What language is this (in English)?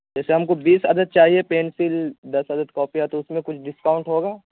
Urdu